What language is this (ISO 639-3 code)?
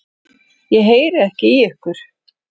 isl